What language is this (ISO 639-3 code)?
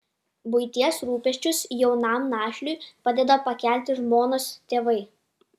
lit